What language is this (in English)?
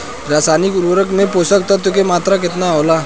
Bhojpuri